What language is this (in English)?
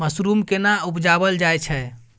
Maithili